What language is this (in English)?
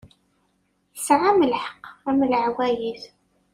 Kabyle